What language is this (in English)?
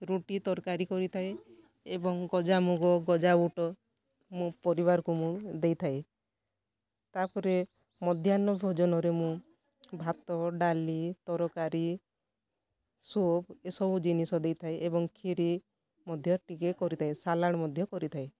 Odia